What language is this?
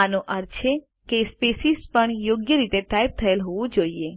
Gujarati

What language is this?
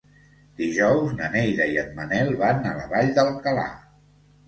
Catalan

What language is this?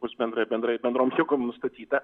Lithuanian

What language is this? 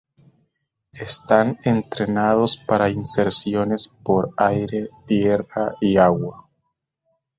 Spanish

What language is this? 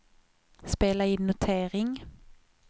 Swedish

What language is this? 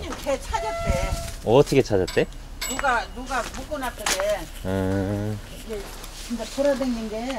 Korean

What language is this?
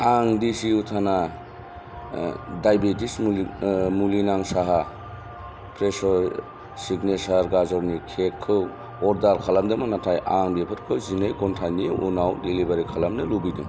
Bodo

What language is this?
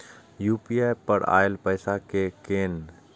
Maithili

